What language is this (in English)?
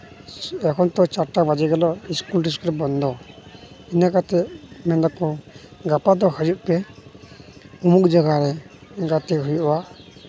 Santali